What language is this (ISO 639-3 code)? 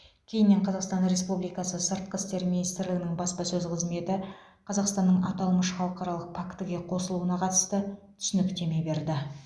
kaz